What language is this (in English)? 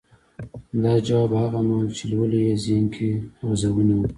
Pashto